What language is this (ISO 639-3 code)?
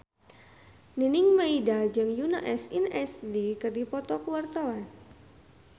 sun